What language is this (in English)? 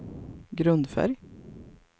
Swedish